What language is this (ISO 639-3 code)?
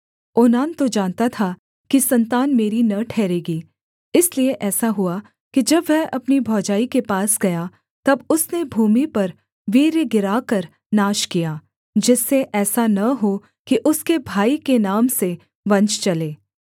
hin